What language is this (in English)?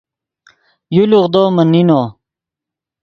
Yidgha